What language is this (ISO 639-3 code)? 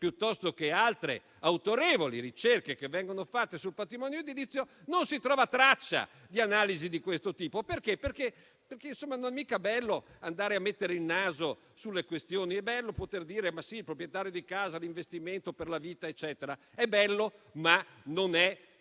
ita